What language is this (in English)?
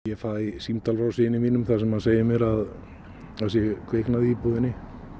Icelandic